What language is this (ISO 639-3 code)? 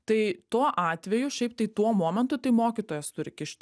lit